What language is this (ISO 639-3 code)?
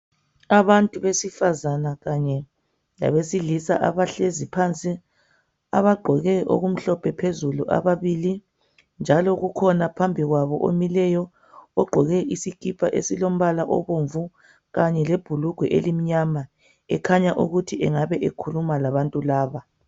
nde